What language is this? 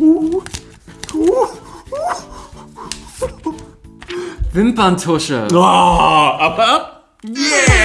German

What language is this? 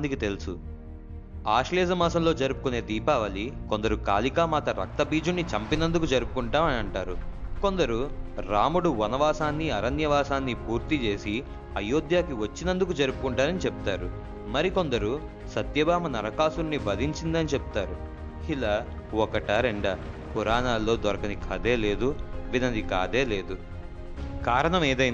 Telugu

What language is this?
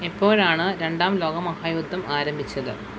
Malayalam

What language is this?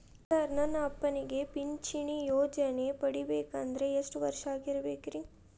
Kannada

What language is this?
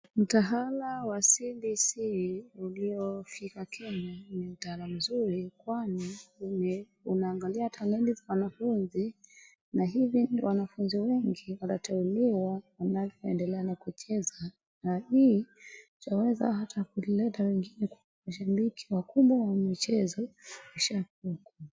Swahili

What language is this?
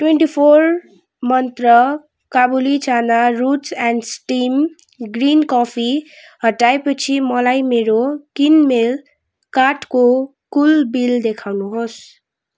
Nepali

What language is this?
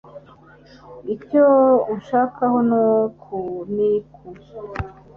Kinyarwanda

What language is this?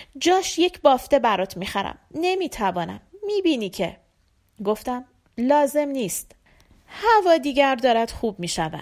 Persian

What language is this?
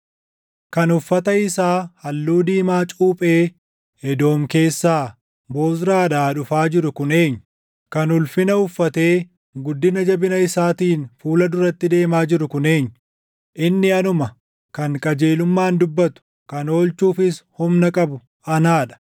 Oromo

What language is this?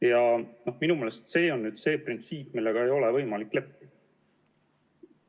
Estonian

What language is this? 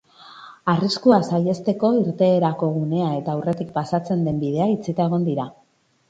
Basque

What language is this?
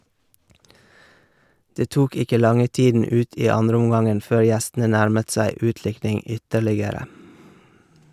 Norwegian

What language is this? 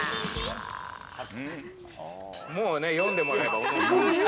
Japanese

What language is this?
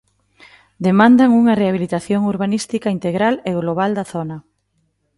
Galician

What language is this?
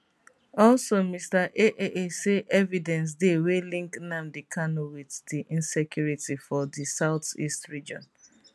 Nigerian Pidgin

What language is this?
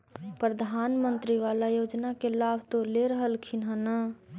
Magahi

